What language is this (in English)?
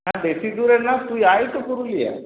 Bangla